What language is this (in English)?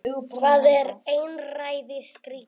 Icelandic